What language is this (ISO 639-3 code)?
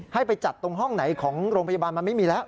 tha